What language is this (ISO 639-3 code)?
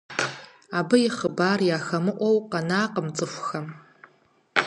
kbd